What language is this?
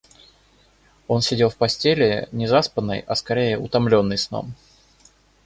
Russian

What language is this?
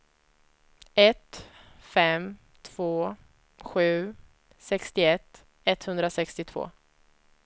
Swedish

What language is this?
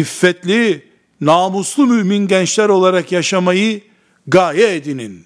Turkish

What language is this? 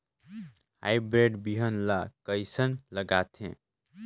Chhattisgarhi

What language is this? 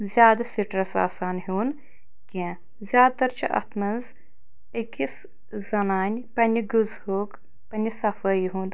Kashmiri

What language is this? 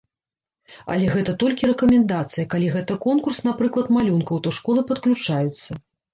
Belarusian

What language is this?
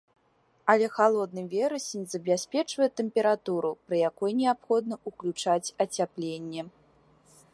Belarusian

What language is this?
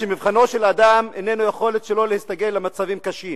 Hebrew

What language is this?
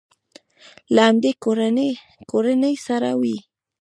Pashto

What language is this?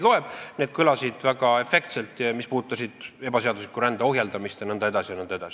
Estonian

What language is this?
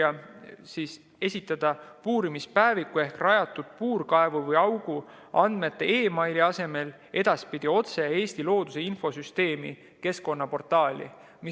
Estonian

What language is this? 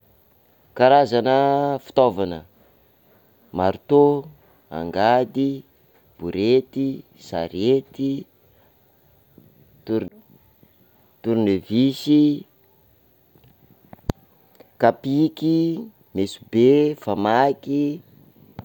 Sakalava Malagasy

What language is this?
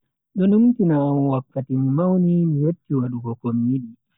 Bagirmi Fulfulde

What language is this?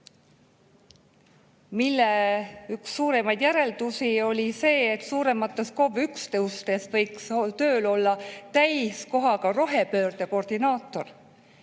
Estonian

